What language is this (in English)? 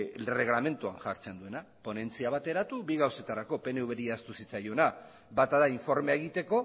Basque